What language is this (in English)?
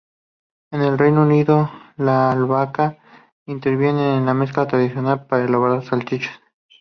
Spanish